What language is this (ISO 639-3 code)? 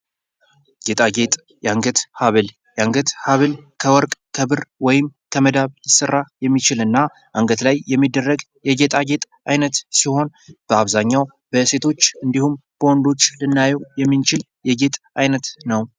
amh